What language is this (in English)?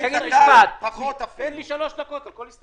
Hebrew